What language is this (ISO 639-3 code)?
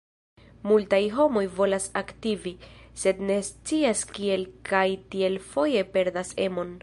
epo